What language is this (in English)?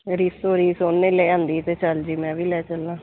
Punjabi